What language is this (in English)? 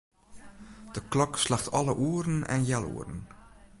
Western Frisian